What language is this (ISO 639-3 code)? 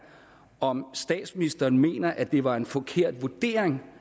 dan